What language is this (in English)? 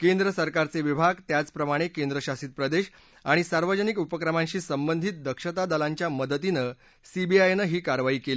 Marathi